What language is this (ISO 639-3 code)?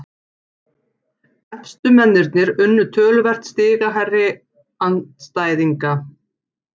isl